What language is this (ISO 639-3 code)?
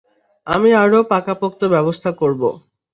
ben